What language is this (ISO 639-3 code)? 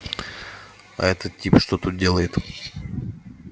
rus